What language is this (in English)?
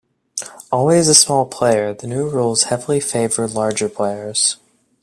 English